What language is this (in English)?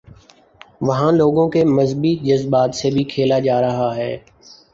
Urdu